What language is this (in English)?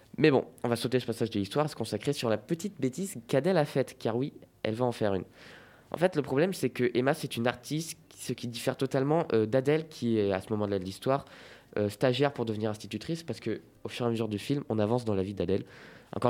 French